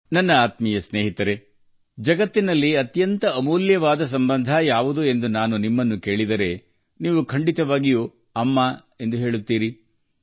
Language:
Kannada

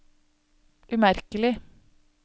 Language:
Norwegian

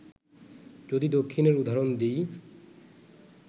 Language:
Bangla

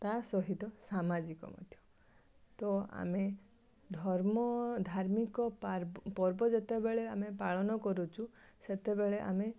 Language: Odia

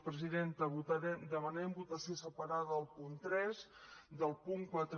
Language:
Catalan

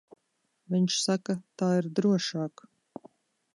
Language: Latvian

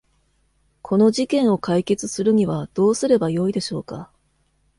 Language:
Japanese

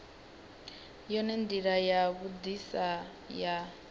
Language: Venda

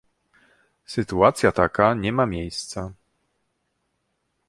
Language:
Polish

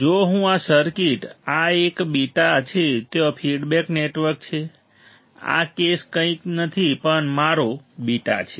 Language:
Gujarati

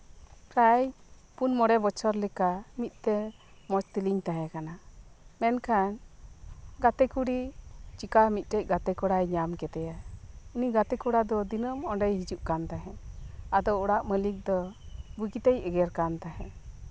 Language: Santali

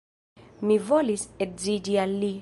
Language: Esperanto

